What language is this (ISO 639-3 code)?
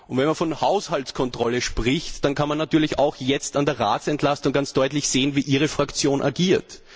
deu